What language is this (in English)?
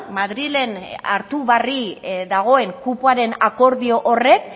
Basque